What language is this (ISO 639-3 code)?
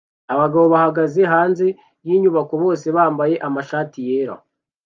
kin